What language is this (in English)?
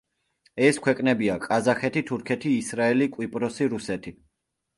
Georgian